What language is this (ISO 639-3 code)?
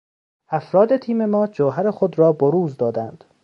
fas